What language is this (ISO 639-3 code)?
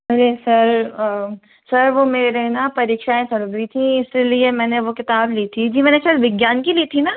hin